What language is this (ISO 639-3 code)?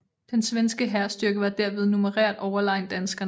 dan